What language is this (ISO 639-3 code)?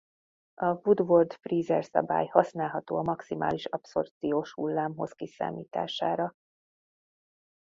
hun